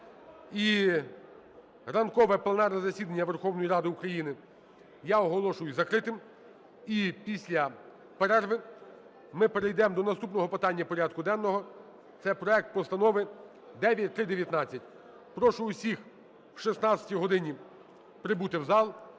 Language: Ukrainian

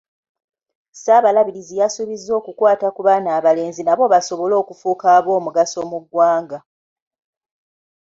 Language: Ganda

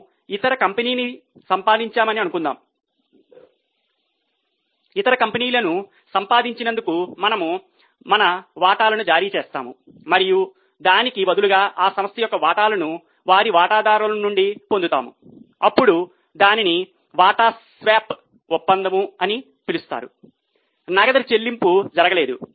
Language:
Telugu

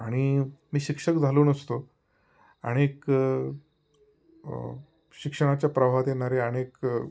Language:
Marathi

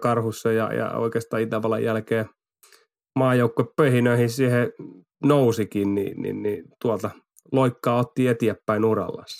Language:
Finnish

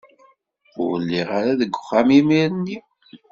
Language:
Kabyle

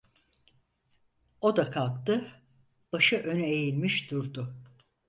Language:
Turkish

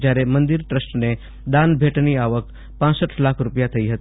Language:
Gujarati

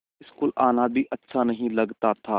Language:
Hindi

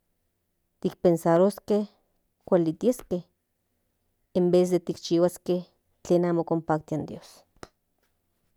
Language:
Central Nahuatl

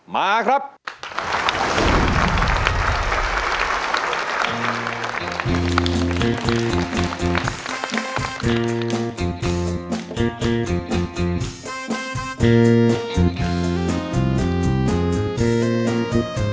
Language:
Thai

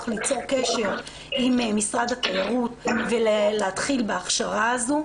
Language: Hebrew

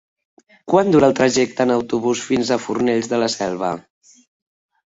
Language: Catalan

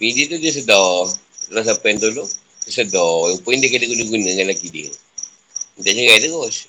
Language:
Malay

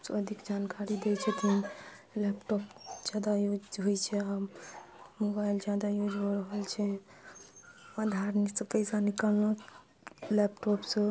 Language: Maithili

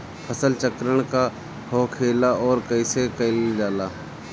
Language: Bhojpuri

